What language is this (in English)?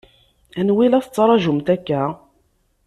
Kabyle